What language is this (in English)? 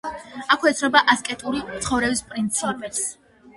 Georgian